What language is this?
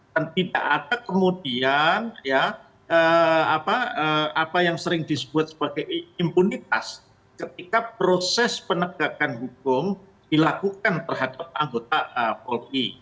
Indonesian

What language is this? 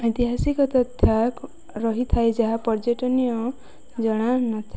Odia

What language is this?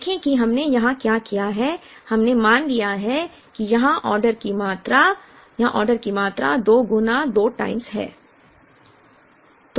Hindi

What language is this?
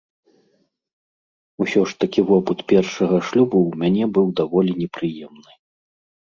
Belarusian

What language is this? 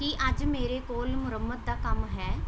Punjabi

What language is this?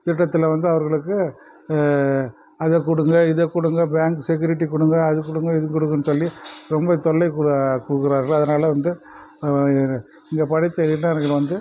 Tamil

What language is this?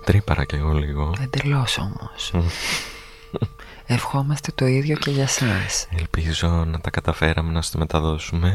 Greek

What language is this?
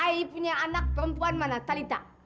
Indonesian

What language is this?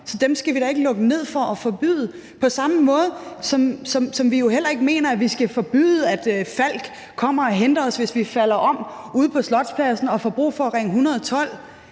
Danish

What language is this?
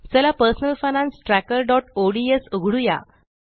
Marathi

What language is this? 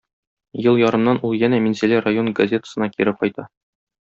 Tatar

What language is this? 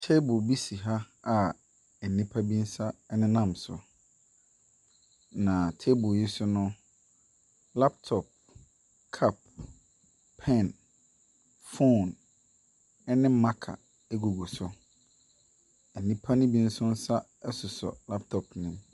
Akan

